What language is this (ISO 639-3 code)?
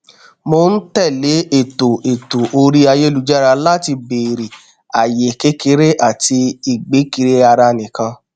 yor